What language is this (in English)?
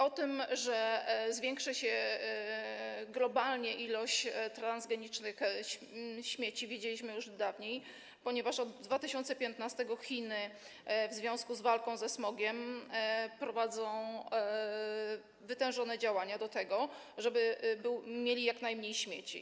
Polish